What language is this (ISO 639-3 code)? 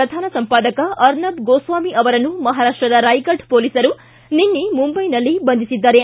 kan